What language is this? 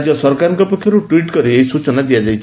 Odia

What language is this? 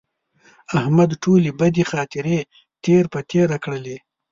Pashto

